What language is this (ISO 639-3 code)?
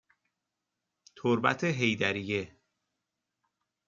fas